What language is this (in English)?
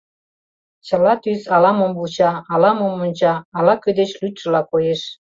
Mari